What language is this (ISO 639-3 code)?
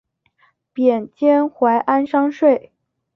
zho